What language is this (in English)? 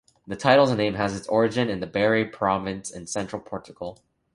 English